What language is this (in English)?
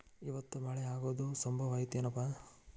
Kannada